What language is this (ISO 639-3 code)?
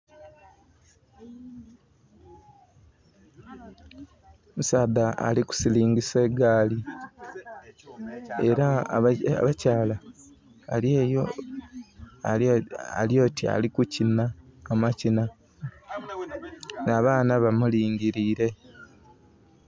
xog